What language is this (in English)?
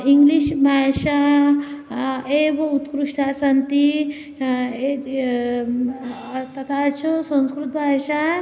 Sanskrit